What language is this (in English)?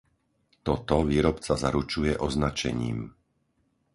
Slovak